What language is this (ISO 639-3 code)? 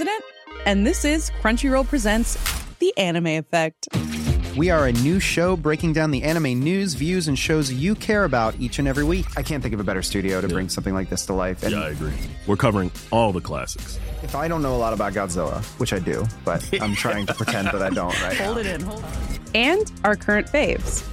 swe